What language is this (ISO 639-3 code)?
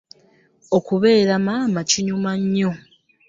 lug